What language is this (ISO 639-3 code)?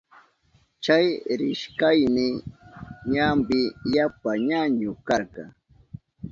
qup